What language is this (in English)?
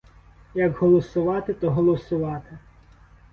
Ukrainian